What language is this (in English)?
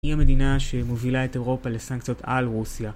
Hebrew